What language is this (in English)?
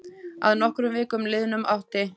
Icelandic